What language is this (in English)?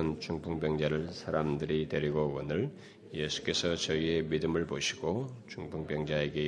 Korean